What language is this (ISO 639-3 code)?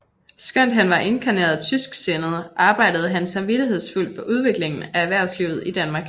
dan